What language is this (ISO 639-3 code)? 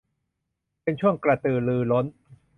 tha